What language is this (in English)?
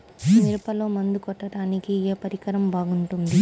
Telugu